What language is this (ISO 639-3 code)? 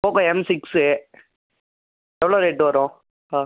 tam